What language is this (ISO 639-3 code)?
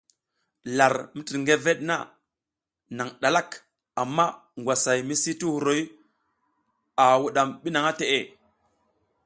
giz